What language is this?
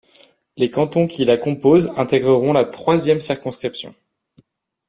French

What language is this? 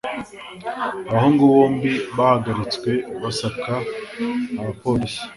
Kinyarwanda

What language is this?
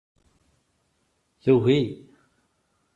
Kabyle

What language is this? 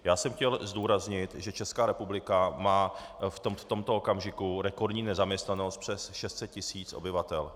Czech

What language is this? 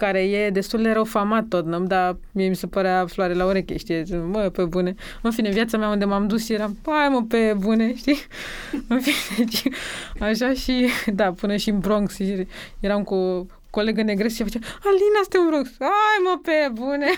Romanian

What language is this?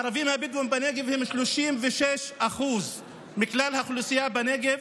Hebrew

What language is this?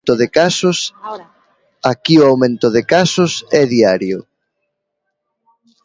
Galician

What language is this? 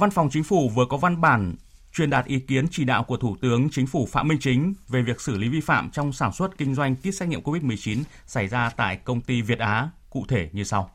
Vietnamese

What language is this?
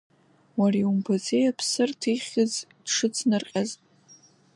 Abkhazian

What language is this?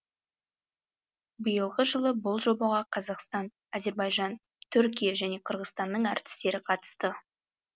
Kazakh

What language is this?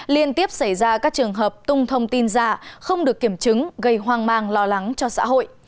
Vietnamese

